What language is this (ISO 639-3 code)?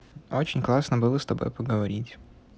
rus